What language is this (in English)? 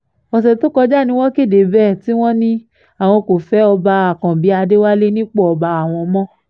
Yoruba